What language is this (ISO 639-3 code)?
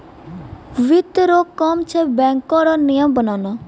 mai